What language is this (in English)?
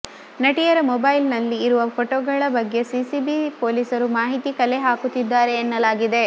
Kannada